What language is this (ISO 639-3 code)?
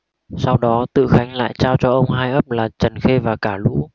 vie